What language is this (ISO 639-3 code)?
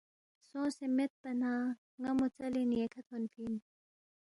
bft